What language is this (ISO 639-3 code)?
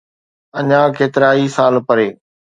snd